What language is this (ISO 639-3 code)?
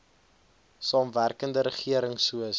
afr